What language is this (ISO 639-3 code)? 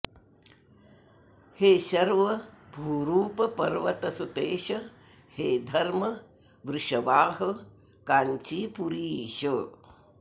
san